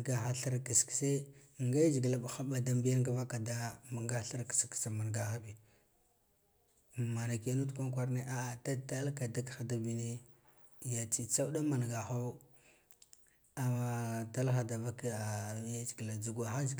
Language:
Guduf-Gava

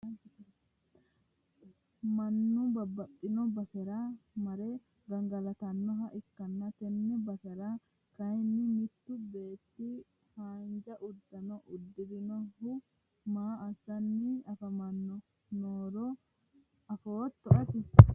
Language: Sidamo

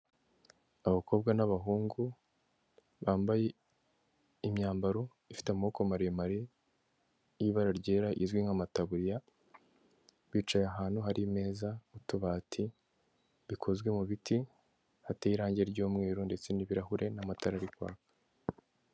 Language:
Kinyarwanda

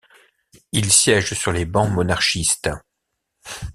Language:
French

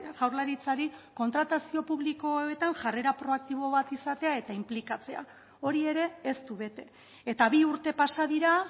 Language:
Basque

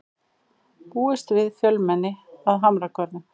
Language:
Icelandic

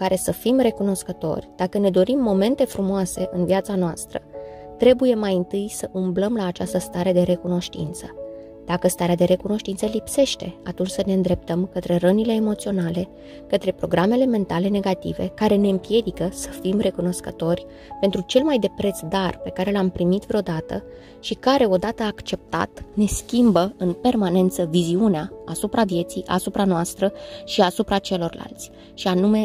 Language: Romanian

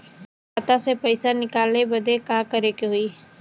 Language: Bhojpuri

